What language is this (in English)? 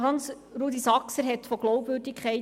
Swiss German